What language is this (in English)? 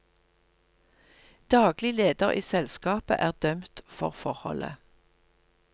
Norwegian